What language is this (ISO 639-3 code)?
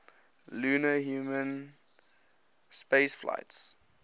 eng